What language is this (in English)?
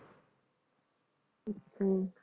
Punjabi